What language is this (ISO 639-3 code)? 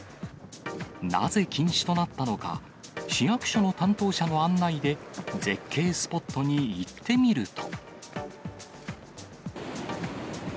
jpn